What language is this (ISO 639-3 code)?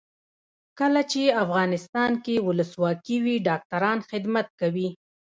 pus